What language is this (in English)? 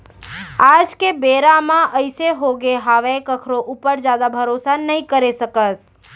Chhattisgarhi